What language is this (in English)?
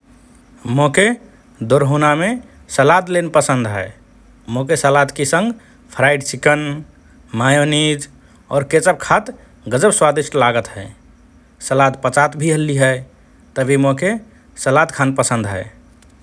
Rana Tharu